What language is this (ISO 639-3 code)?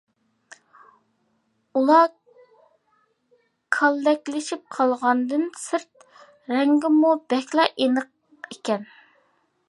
uig